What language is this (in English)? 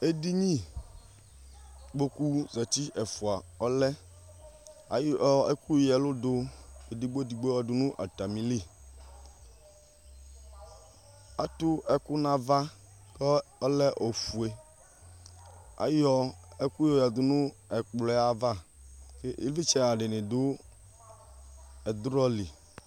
Ikposo